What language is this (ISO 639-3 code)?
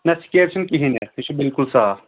kas